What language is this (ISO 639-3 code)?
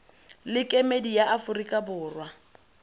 tsn